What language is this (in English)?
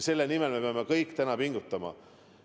Estonian